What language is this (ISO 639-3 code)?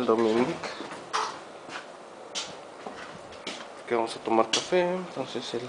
spa